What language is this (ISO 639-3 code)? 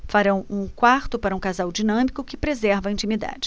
por